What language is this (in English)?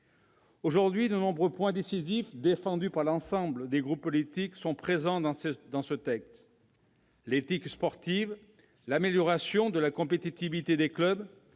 French